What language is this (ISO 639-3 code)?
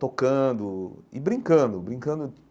por